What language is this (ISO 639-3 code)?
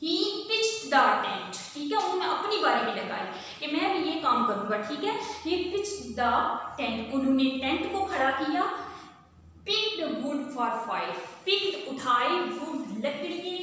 hin